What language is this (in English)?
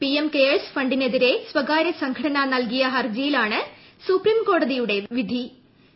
Malayalam